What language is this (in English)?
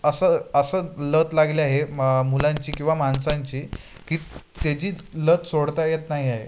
Marathi